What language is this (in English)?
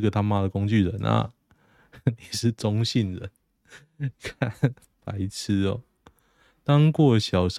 Chinese